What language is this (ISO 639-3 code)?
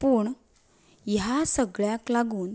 kok